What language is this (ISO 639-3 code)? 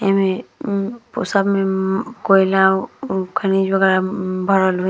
bho